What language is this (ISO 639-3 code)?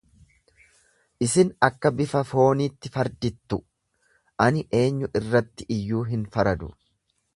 orm